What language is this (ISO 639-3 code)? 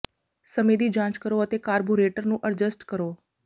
pan